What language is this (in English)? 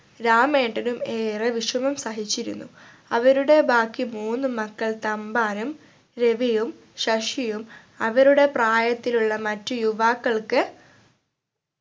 Malayalam